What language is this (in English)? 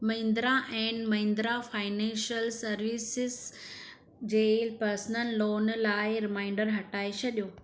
Sindhi